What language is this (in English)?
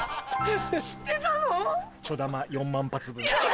Japanese